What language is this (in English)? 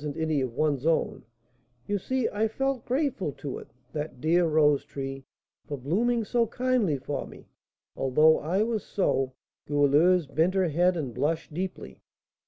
English